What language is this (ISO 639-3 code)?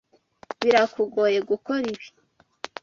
kin